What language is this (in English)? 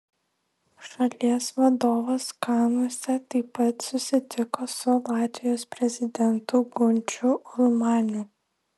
Lithuanian